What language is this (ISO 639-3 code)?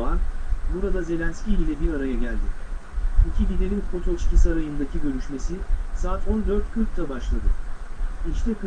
tur